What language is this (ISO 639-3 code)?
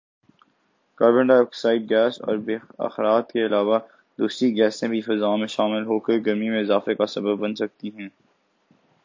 urd